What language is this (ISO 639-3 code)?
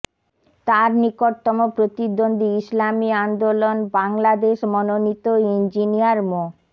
ben